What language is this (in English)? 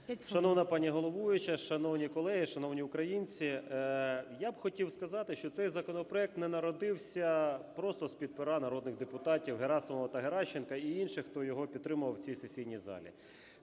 Ukrainian